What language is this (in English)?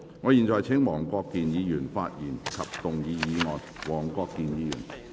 Cantonese